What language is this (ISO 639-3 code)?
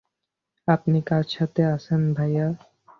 ben